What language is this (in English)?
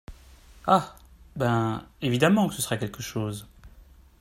French